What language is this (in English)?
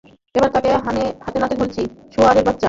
Bangla